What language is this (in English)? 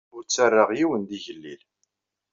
Kabyle